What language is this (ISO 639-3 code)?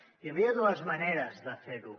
cat